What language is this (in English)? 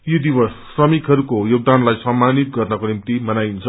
Nepali